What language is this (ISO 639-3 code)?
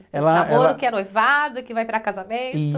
por